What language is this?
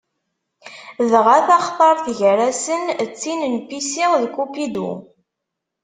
Kabyle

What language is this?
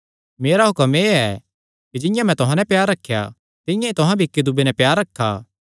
Kangri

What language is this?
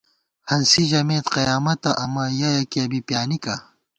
Gawar-Bati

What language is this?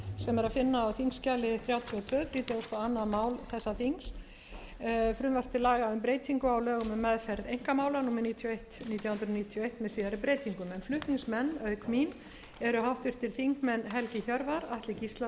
Icelandic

